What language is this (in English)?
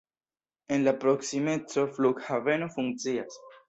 Esperanto